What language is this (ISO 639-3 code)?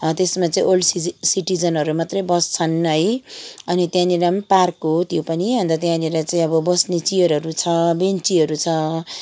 nep